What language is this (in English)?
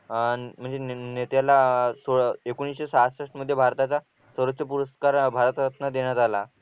Marathi